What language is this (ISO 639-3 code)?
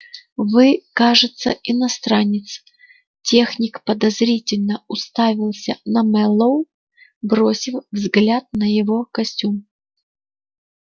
rus